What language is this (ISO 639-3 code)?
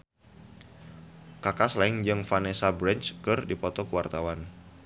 sun